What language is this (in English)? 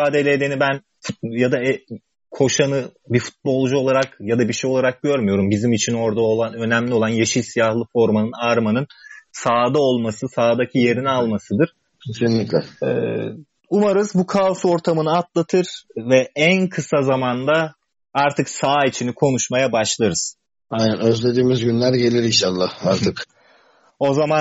Turkish